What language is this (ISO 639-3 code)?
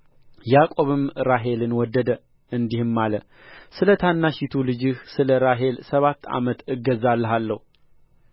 amh